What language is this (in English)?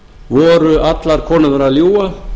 Icelandic